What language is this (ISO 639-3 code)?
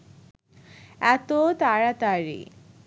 ben